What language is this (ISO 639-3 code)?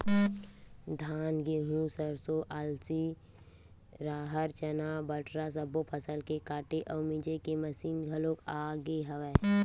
hne